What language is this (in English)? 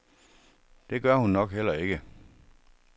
Danish